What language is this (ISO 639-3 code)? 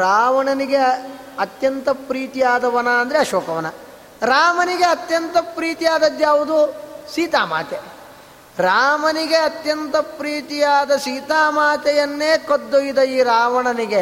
kan